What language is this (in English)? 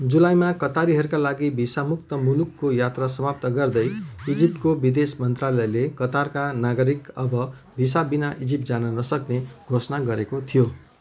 Nepali